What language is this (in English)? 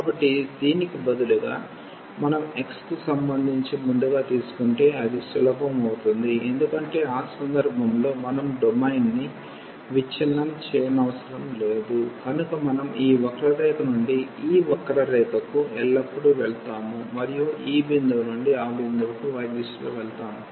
Telugu